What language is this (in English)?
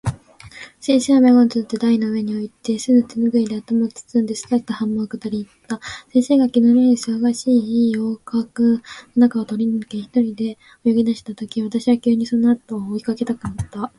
Japanese